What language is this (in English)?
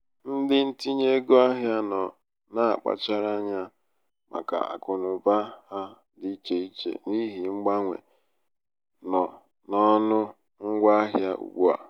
Igbo